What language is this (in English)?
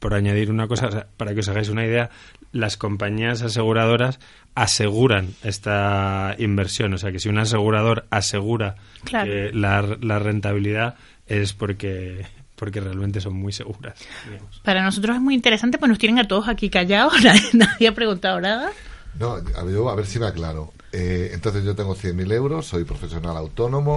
Spanish